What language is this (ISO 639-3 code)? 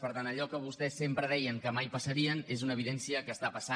cat